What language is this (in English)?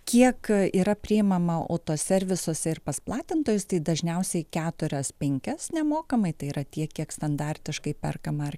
Lithuanian